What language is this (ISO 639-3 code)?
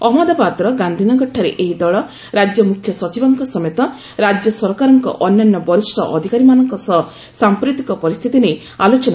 ori